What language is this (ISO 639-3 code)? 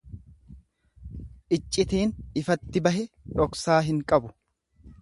orm